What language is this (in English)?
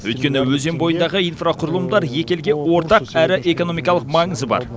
Kazakh